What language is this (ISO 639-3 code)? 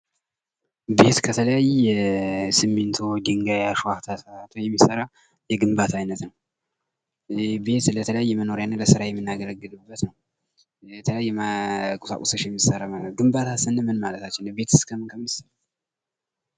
amh